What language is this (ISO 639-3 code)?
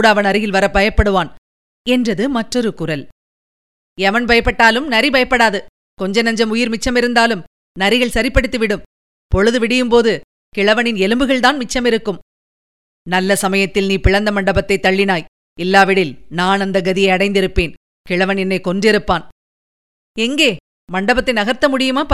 tam